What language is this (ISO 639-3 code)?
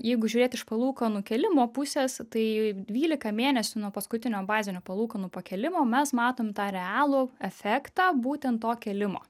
lit